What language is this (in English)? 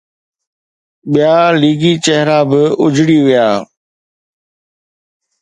Sindhi